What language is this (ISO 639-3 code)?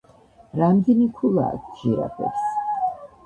kat